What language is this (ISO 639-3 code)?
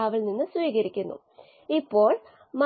mal